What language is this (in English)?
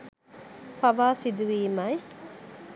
Sinhala